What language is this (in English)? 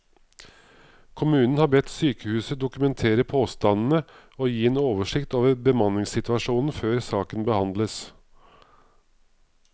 Norwegian